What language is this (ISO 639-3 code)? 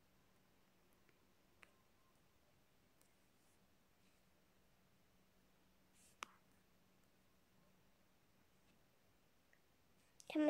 tha